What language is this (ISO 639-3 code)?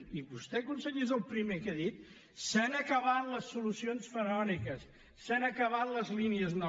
cat